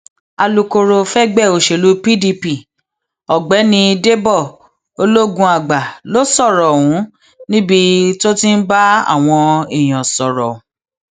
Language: Yoruba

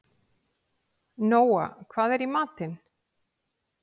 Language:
Icelandic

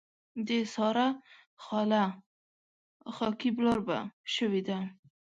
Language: Pashto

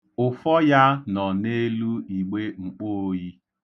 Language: Igbo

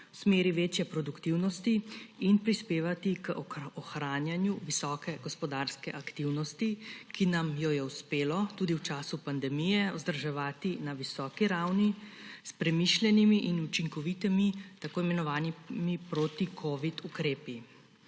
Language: Slovenian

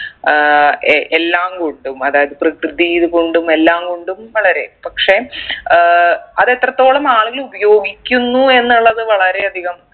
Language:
Malayalam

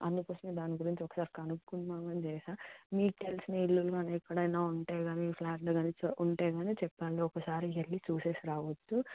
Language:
Telugu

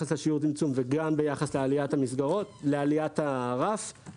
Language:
Hebrew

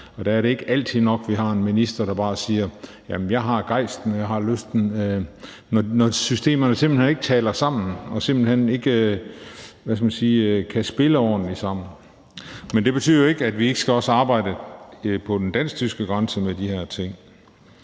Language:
Danish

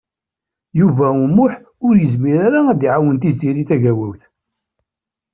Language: Kabyle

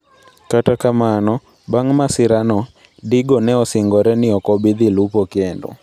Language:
Luo (Kenya and Tanzania)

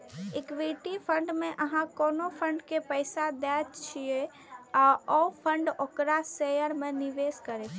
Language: Maithili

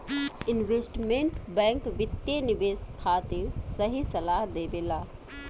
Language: Bhojpuri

